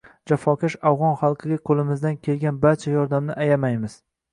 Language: Uzbek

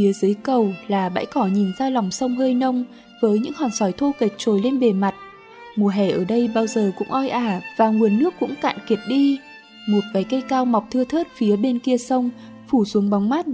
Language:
Vietnamese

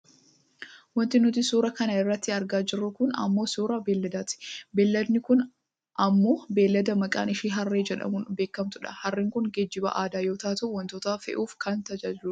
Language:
Oromo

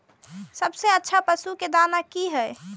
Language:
Maithili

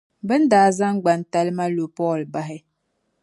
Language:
Dagbani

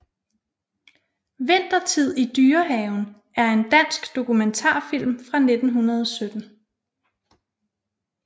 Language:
Danish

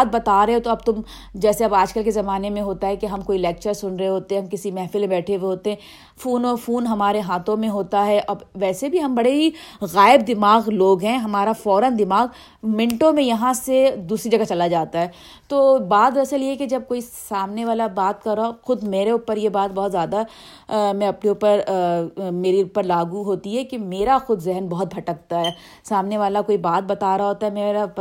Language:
Urdu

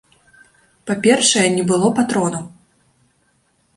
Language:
Belarusian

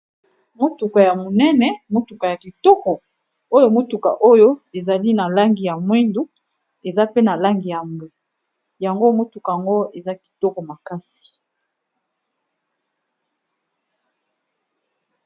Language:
Lingala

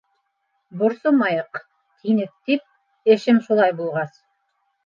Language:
Bashkir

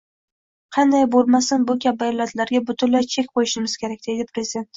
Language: Uzbek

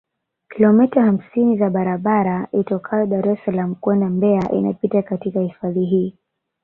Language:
Swahili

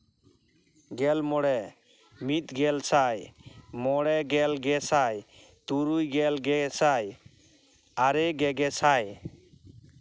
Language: Santali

